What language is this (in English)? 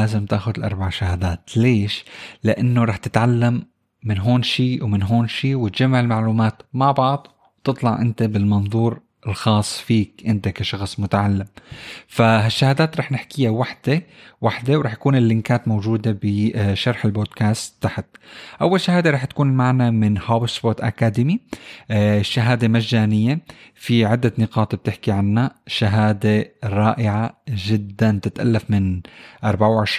Arabic